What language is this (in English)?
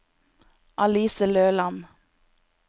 Norwegian